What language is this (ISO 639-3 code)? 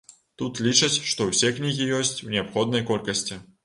bel